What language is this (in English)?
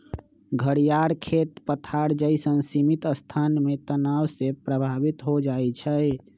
Magahi